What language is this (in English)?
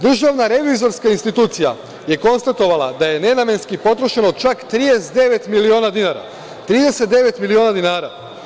Serbian